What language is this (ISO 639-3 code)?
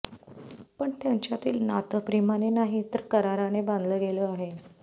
mar